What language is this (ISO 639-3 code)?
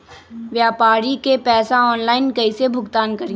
mag